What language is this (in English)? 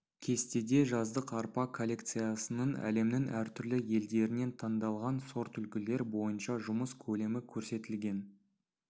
Kazakh